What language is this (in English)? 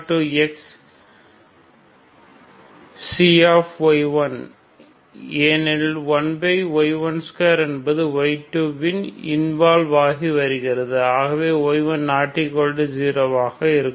Tamil